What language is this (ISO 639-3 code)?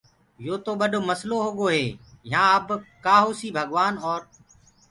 ggg